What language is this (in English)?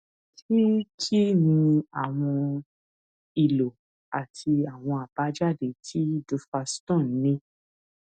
Yoruba